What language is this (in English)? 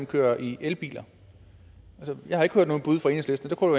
Danish